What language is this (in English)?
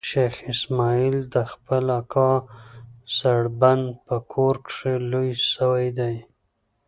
Pashto